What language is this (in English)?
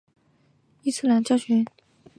Chinese